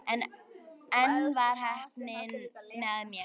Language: Icelandic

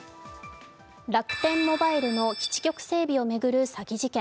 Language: Japanese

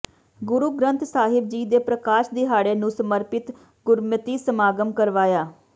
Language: Punjabi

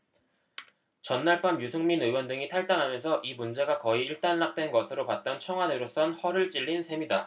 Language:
Korean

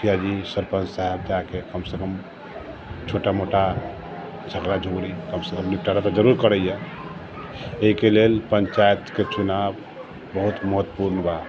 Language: Maithili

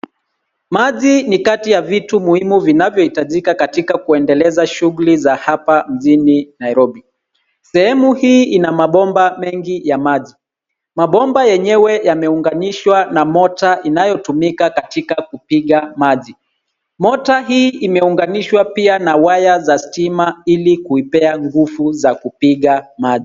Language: Swahili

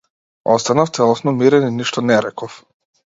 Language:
Macedonian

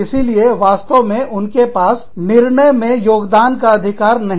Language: Hindi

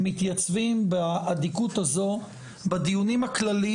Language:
Hebrew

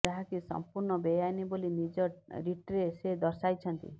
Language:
Odia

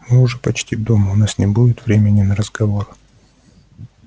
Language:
Russian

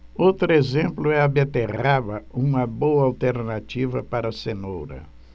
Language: Portuguese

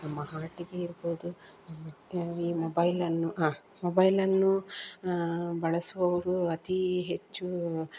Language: Kannada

